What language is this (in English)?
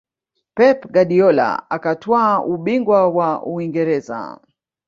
Swahili